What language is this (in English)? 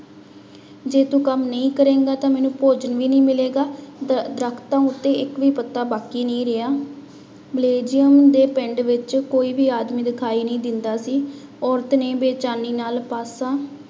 Punjabi